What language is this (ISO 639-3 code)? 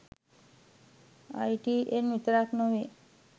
sin